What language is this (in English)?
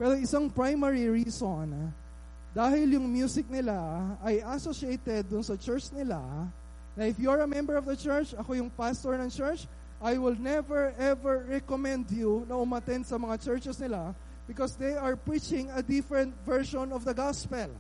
Filipino